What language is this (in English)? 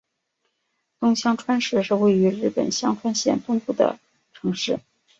Chinese